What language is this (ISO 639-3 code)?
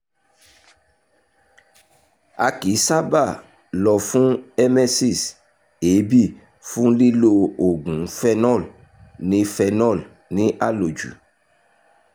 yor